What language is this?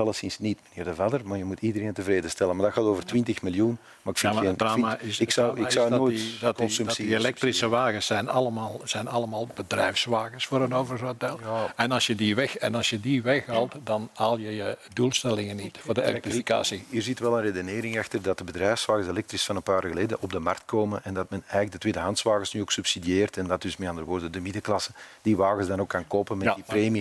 Dutch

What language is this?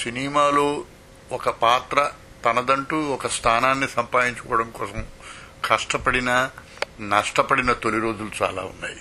Telugu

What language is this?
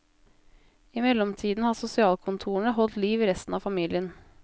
Norwegian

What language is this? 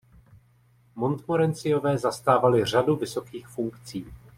Czech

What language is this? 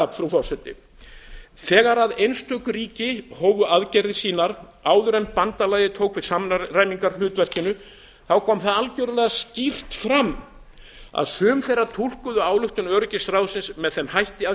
Icelandic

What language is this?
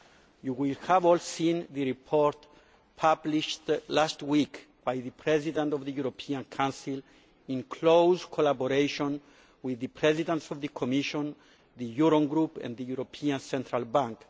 English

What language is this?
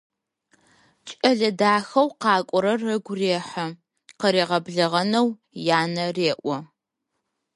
Adyghe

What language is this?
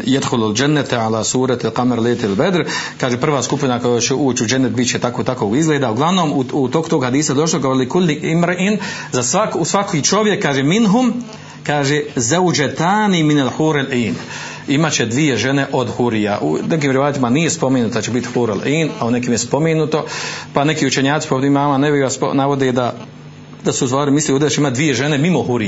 Croatian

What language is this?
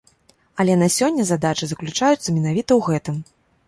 Belarusian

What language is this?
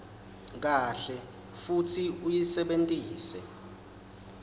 Swati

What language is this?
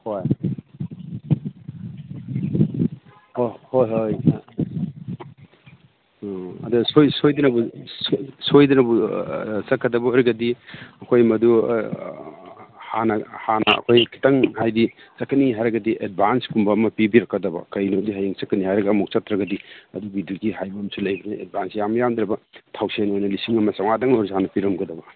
Manipuri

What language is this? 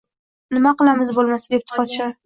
Uzbek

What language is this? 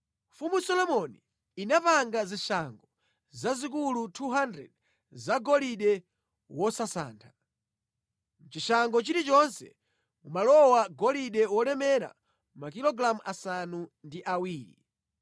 Nyanja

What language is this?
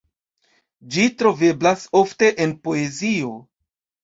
Esperanto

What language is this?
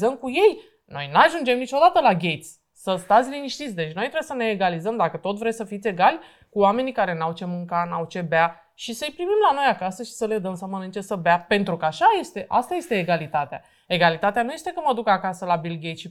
Romanian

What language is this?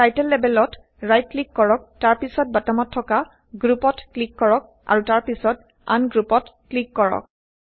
Assamese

